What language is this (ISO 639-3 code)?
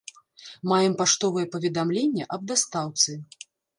bel